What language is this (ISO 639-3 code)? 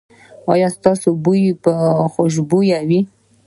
pus